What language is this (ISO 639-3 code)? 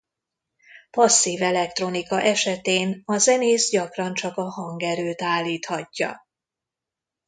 hun